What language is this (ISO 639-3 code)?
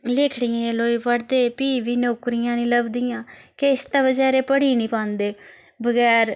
doi